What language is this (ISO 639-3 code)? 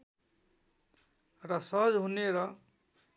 nep